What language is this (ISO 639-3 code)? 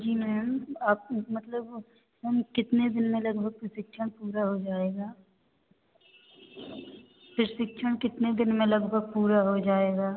hin